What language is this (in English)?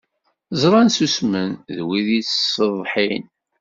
Kabyle